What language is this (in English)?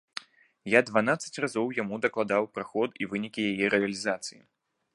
Belarusian